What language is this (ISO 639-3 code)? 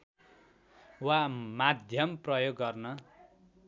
nep